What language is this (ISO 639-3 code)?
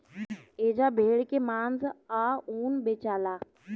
bho